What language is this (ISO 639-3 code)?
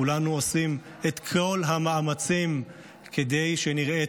heb